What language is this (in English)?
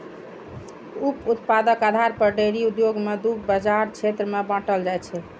Maithili